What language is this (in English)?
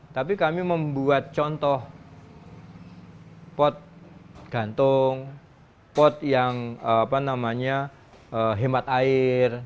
Indonesian